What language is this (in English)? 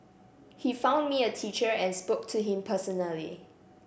English